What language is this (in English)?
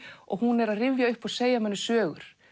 Icelandic